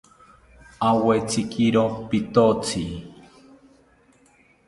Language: South Ucayali Ashéninka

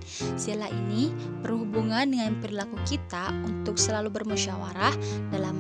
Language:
Indonesian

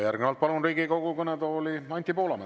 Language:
Estonian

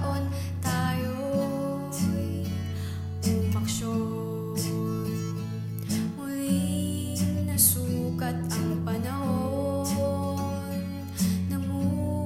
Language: Filipino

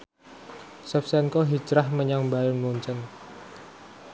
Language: Javanese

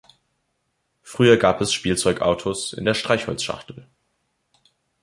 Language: German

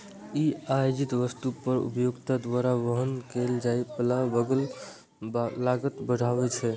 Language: Maithili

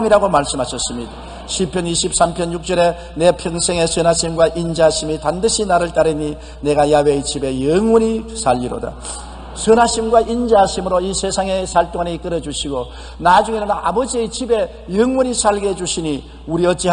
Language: Korean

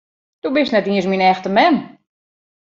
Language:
Western Frisian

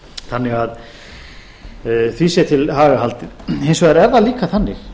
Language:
Icelandic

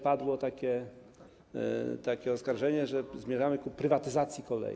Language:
Polish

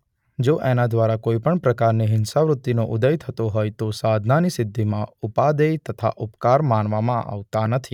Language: Gujarati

